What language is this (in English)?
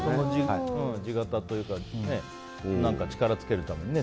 Japanese